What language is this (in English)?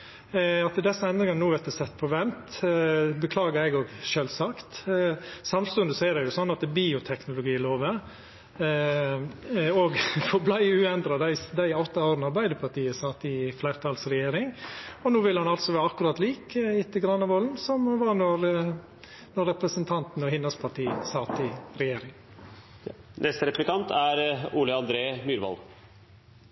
Norwegian